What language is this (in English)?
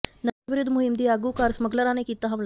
Punjabi